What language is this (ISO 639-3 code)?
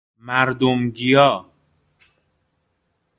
fas